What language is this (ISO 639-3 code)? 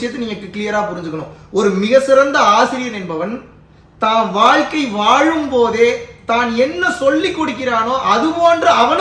jpn